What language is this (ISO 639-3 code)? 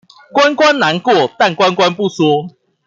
zho